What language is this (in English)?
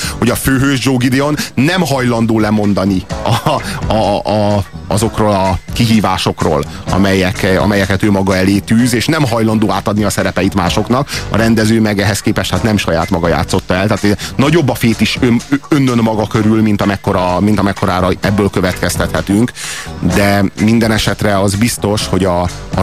Hungarian